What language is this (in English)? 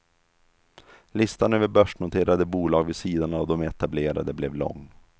Swedish